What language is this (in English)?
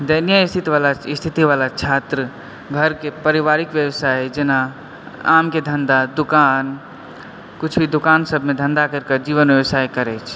Maithili